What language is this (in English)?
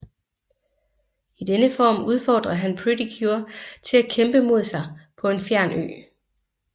Danish